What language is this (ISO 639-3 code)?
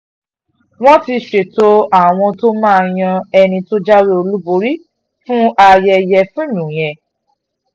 yor